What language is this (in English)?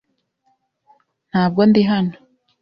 Kinyarwanda